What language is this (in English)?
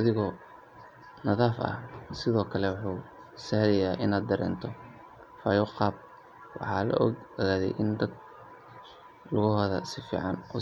Somali